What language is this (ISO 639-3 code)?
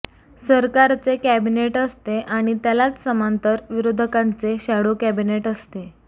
mar